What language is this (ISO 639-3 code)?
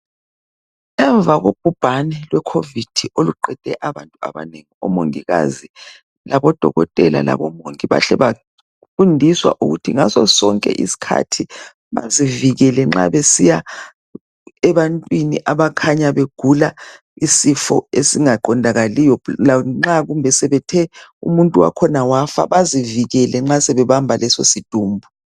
nde